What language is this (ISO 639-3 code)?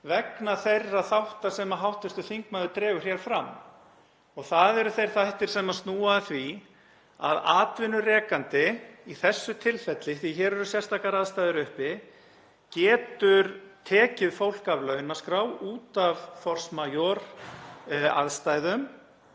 isl